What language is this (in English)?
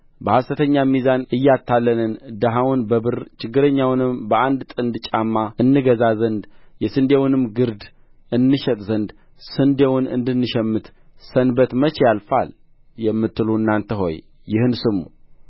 Amharic